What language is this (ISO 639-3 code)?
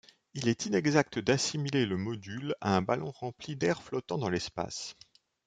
fra